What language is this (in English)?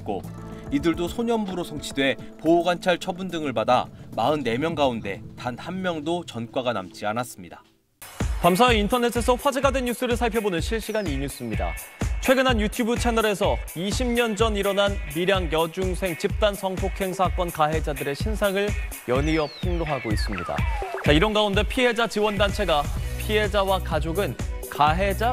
Korean